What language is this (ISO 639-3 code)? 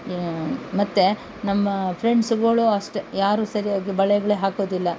kan